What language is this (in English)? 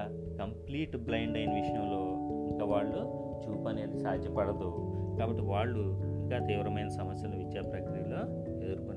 Telugu